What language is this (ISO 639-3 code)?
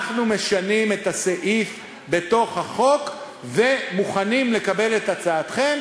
heb